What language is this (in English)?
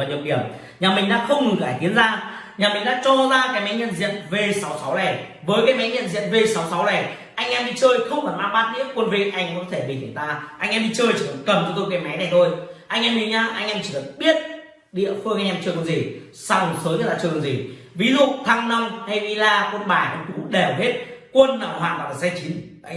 Vietnamese